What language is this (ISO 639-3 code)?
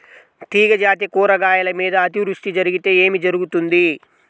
tel